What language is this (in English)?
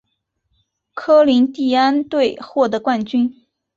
Chinese